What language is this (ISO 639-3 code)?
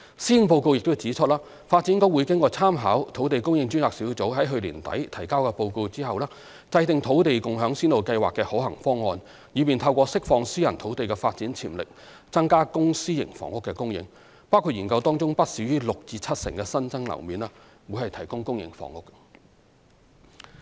yue